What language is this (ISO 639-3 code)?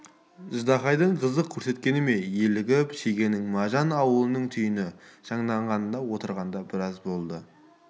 kaz